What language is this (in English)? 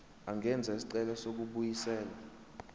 Zulu